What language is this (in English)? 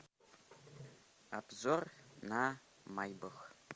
Russian